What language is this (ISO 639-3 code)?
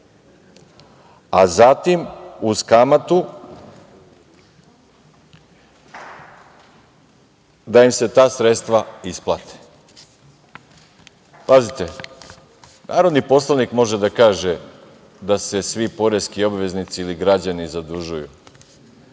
srp